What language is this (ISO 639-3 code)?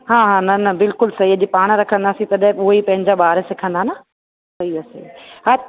snd